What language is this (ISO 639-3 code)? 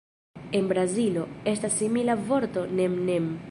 epo